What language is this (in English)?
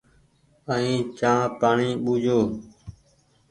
Goaria